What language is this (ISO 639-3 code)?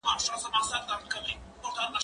pus